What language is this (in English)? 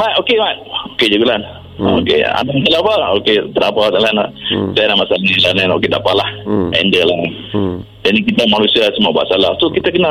Malay